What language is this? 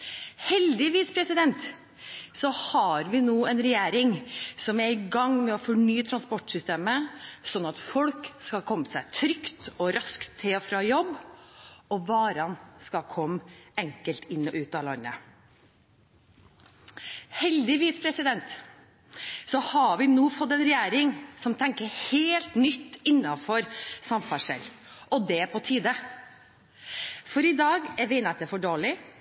Norwegian Bokmål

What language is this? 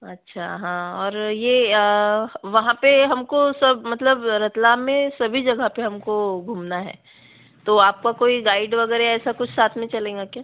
Hindi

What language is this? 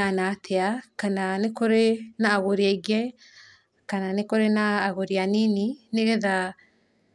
Kikuyu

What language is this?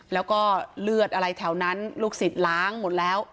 Thai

